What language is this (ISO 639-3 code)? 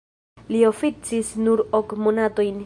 epo